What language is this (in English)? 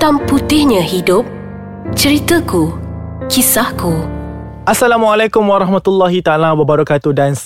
Malay